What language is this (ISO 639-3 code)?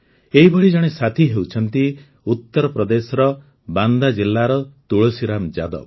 ori